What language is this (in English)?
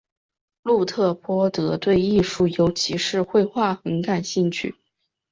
Chinese